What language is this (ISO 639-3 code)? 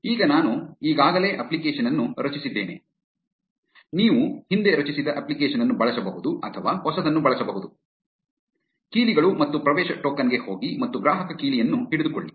kan